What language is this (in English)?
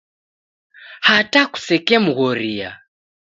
Taita